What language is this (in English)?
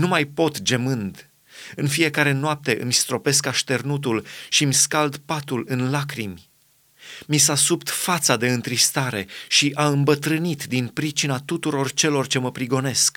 Romanian